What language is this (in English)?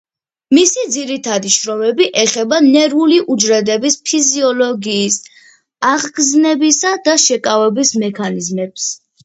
Georgian